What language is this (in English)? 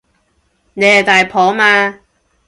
Cantonese